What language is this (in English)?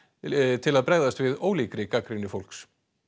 Icelandic